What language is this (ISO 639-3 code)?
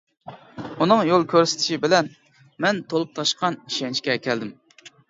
uig